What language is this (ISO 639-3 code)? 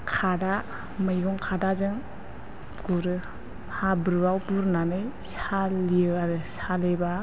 brx